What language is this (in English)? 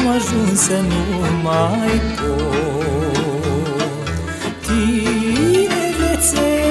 Romanian